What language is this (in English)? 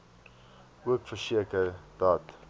Afrikaans